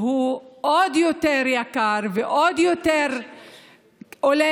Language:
Hebrew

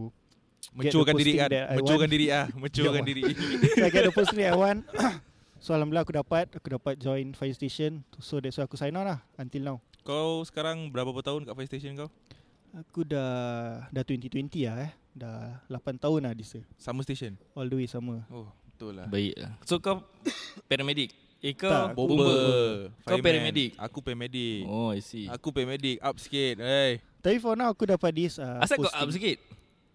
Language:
Malay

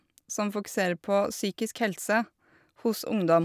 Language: Norwegian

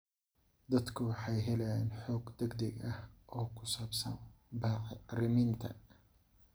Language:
Somali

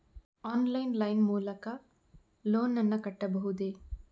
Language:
Kannada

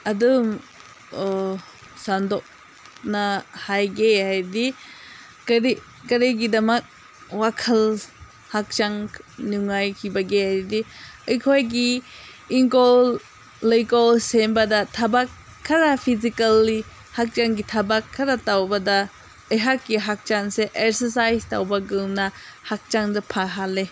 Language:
Manipuri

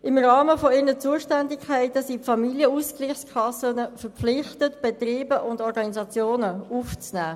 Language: Swiss German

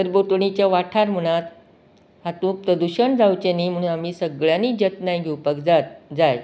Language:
Konkani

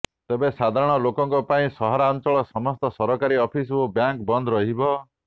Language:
Odia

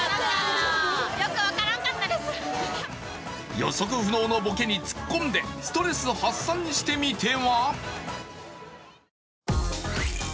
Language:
Japanese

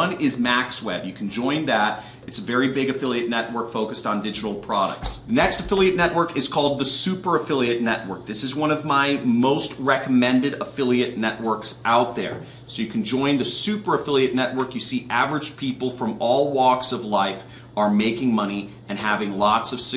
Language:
English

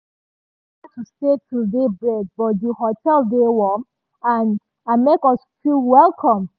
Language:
Nigerian Pidgin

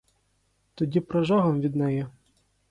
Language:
Ukrainian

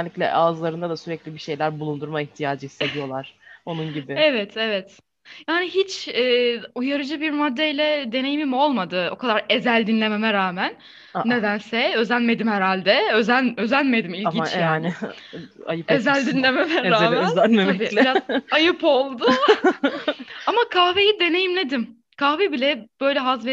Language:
Turkish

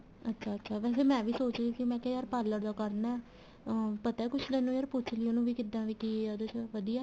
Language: Punjabi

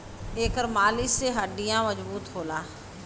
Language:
Bhojpuri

